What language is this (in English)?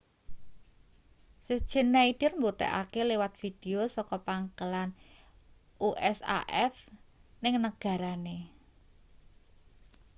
Javanese